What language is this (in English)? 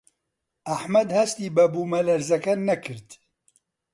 Central Kurdish